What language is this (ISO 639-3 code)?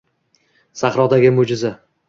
uzb